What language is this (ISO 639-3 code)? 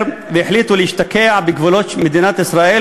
heb